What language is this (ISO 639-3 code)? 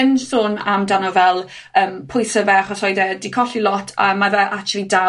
cym